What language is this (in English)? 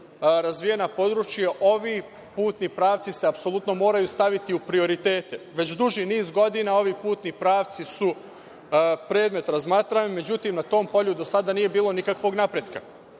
Serbian